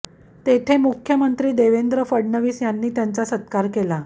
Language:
Marathi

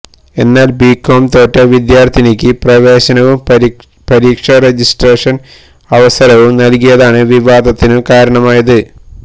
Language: Malayalam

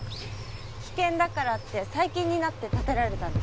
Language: Japanese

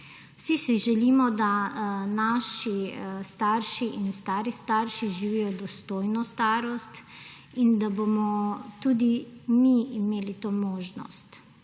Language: Slovenian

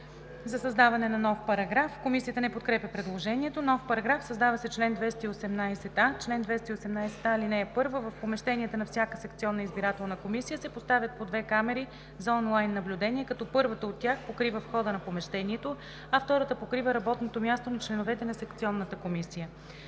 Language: Bulgarian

